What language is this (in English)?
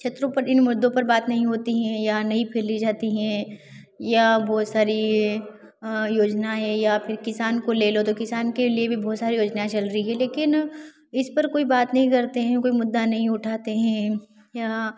Hindi